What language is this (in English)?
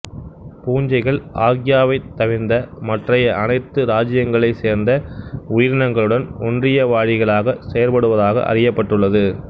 Tamil